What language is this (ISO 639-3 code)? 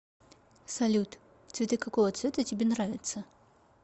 rus